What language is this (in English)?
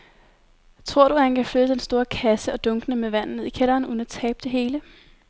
Danish